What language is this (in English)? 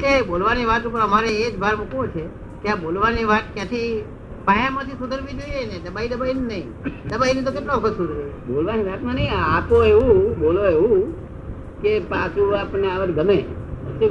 Gujarati